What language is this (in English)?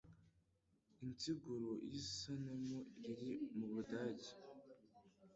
Kinyarwanda